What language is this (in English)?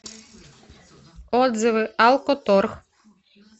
Russian